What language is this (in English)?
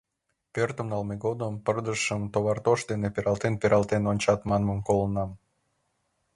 Mari